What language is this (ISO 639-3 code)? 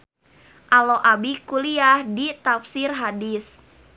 sun